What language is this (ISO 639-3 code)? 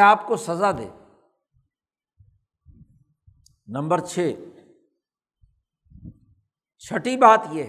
urd